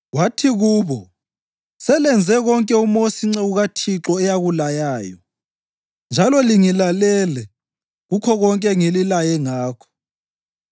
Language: North Ndebele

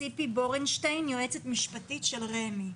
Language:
Hebrew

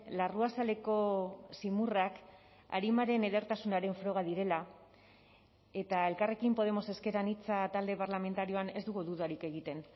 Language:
Basque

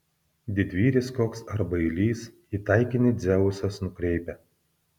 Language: Lithuanian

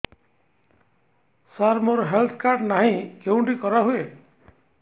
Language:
Odia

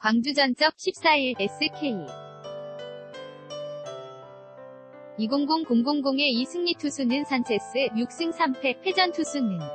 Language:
Korean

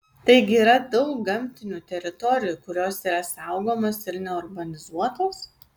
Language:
Lithuanian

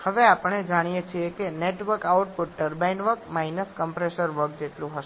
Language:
Gujarati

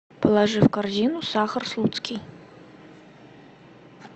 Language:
Russian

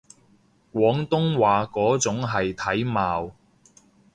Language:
Cantonese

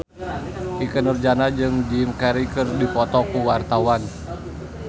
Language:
Sundanese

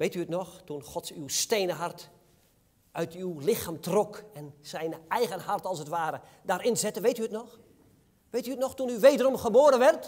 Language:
Dutch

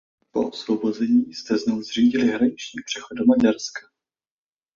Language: Czech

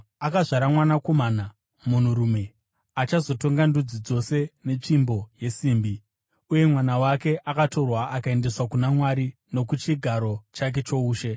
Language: Shona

